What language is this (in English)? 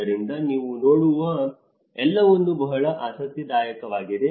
Kannada